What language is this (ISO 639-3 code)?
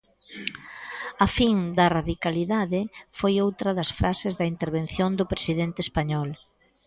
glg